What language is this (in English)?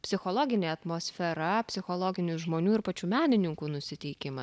Lithuanian